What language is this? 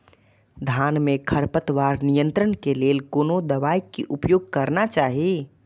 Maithili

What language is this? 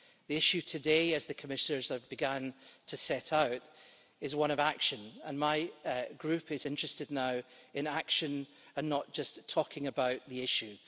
English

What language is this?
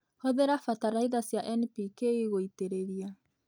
Kikuyu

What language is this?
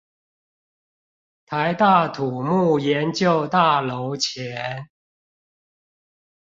Chinese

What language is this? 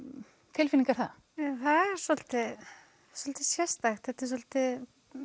Icelandic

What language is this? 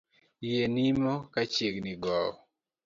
Luo (Kenya and Tanzania)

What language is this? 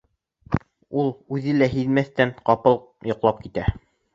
Bashkir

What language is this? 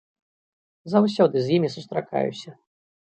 Belarusian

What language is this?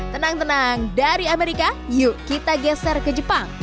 Indonesian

